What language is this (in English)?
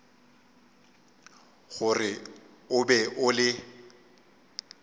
Northern Sotho